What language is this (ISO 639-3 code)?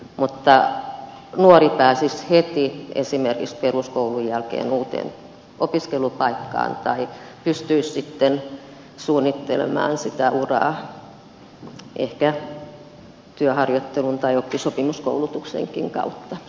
fin